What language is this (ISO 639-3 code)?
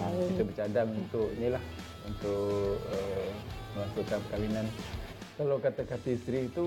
msa